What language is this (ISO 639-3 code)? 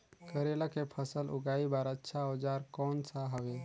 hne